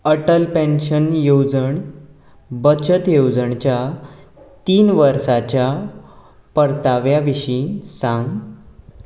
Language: Konkani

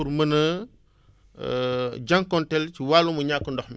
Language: Wolof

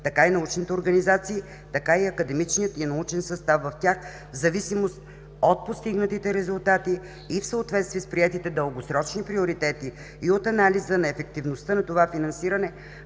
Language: Bulgarian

